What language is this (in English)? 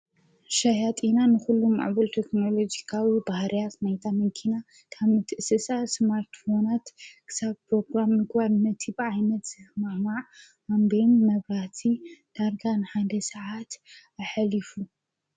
Tigrinya